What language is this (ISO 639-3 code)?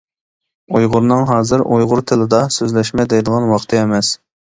uig